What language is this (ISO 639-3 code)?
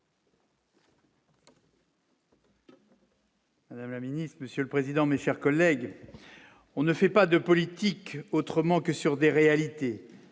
fra